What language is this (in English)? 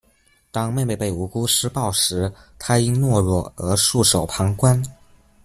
Chinese